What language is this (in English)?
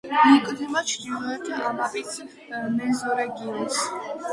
Georgian